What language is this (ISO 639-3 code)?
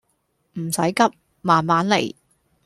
yue